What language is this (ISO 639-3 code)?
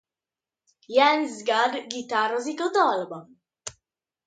hun